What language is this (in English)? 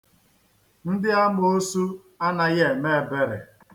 Igbo